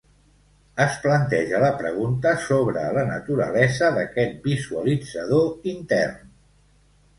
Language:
Catalan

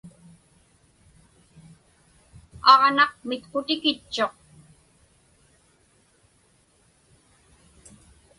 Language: Inupiaq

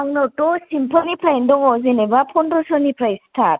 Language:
Bodo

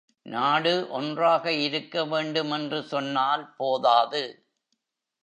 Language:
Tamil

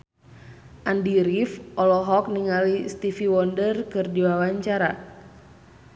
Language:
Sundanese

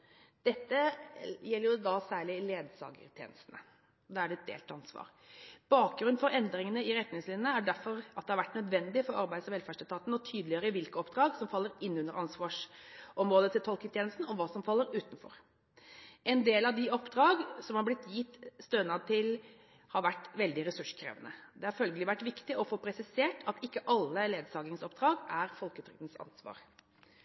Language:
Norwegian Bokmål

